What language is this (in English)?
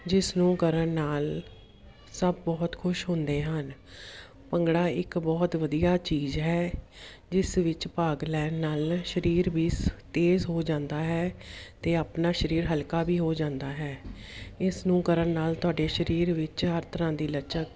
Punjabi